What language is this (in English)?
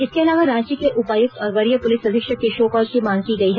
Hindi